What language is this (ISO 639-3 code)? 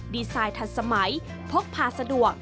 tha